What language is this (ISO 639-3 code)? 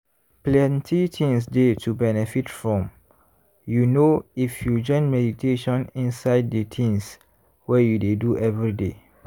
pcm